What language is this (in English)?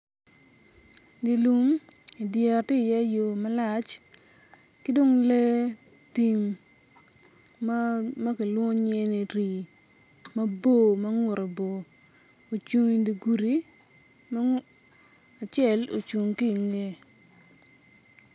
Acoli